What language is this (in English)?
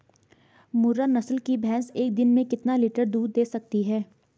Hindi